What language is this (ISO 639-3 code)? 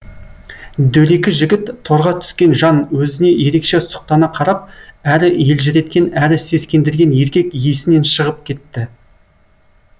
kaz